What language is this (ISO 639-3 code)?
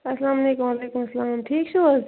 kas